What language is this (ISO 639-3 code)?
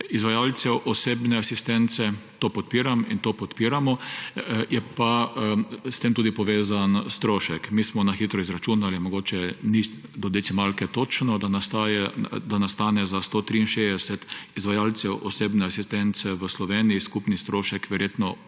slv